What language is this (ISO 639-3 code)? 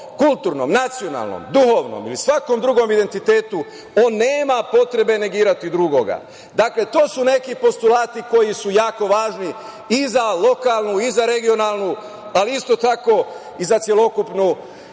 srp